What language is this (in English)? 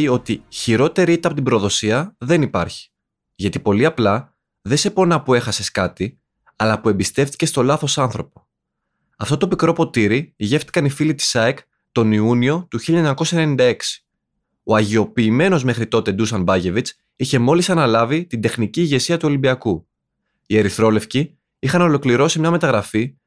Greek